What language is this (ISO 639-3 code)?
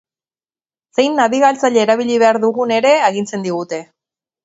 eus